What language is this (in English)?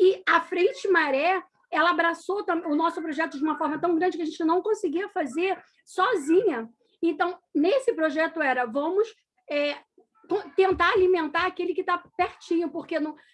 Portuguese